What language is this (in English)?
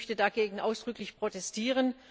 German